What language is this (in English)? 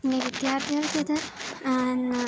Malayalam